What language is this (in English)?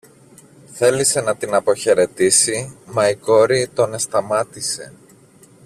Greek